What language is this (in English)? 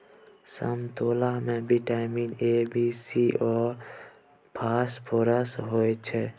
Maithili